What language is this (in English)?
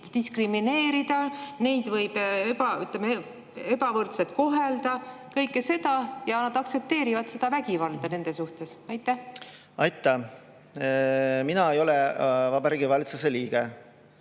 Estonian